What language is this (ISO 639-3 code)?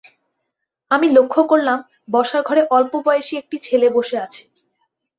ben